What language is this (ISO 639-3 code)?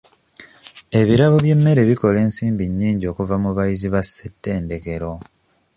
lug